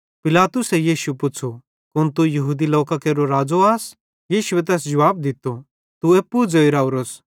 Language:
Bhadrawahi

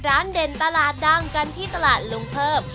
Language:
Thai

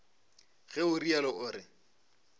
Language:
Northern Sotho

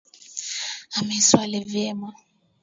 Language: Swahili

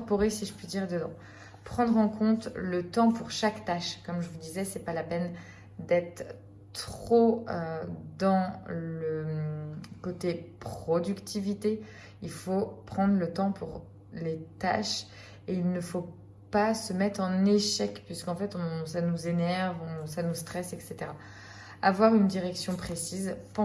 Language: French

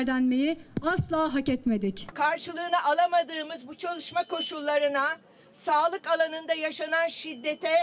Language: Turkish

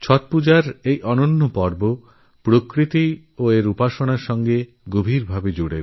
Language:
Bangla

